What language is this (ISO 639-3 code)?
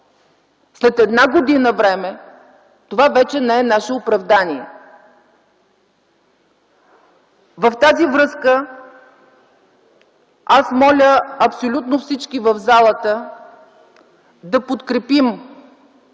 bul